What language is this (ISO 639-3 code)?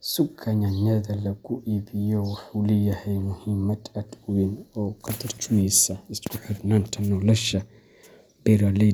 som